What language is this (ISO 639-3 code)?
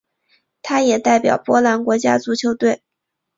zho